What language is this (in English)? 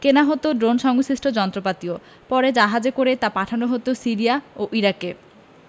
Bangla